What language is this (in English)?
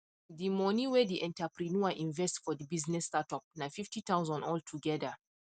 Nigerian Pidgin